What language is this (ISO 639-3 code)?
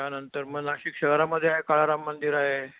mar